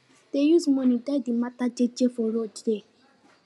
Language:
Nigerian Pidgin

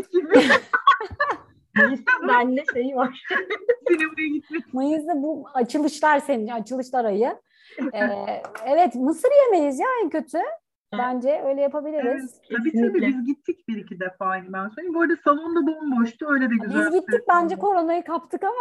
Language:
Turkish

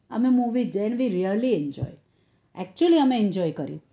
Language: Gujarati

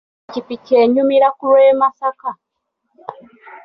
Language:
Ganda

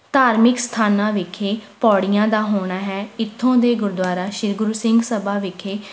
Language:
Punjabi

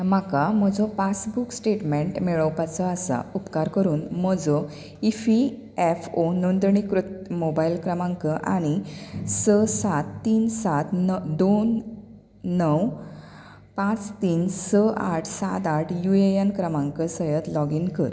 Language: Konkani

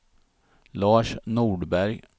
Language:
Swedish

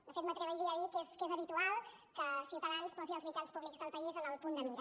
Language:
Catalan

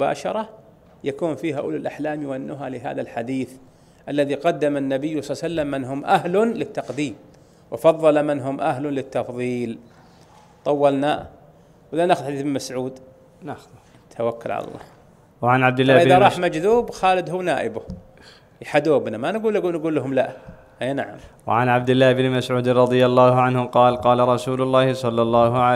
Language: Arabic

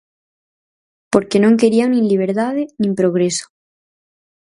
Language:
Galician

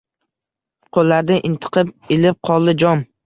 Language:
Uzbek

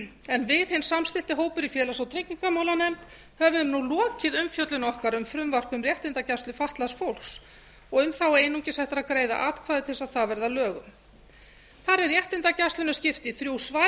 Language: Icelandic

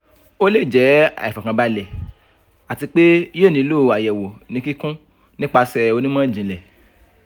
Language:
Yoruba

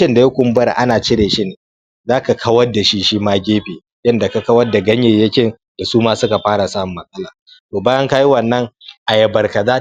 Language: Hausa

